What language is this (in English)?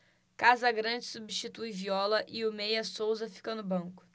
Portuguese